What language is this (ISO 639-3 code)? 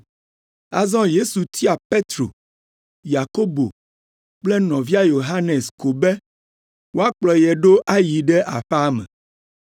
ewe